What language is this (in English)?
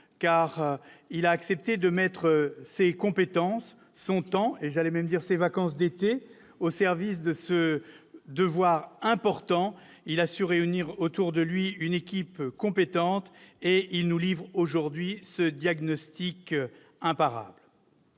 French